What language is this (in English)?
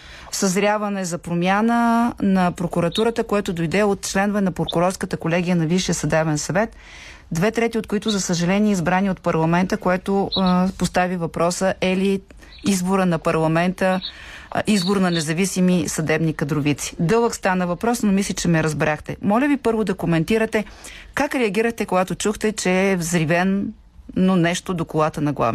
Bulgarian